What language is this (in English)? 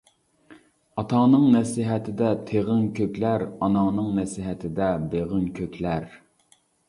Uyghur